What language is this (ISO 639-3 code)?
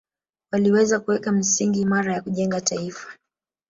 swa